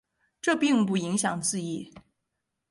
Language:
Chinese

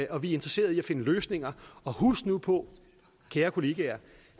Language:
Danish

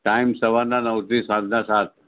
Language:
Gujarati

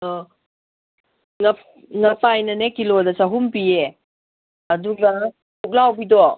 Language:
Manipuri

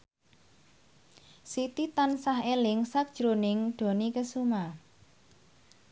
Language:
Javanese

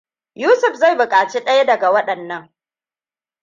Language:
Hausa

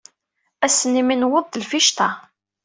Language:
Kabyle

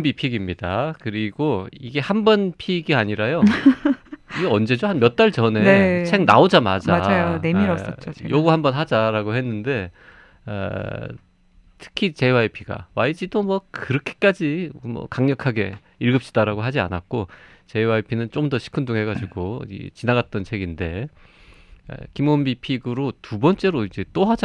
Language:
Korean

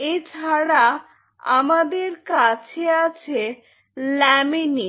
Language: Bangla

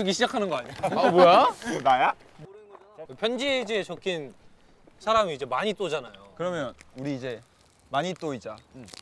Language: Korean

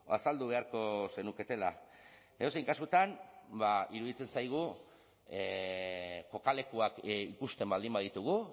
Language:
Basque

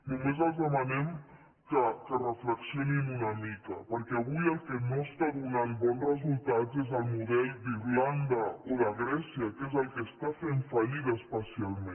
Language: Catalan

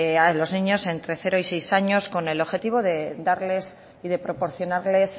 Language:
Spanish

